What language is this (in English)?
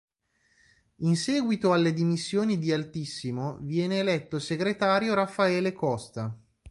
Italian